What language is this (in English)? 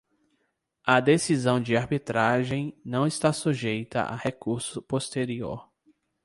Portuguese